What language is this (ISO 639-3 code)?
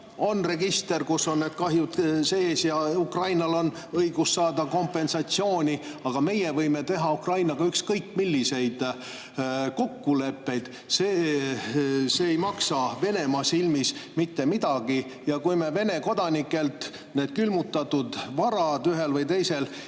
est